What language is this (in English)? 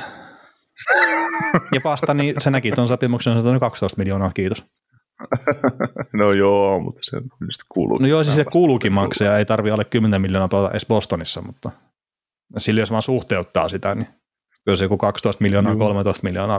Finnish